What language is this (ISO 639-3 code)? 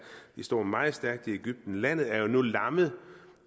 dan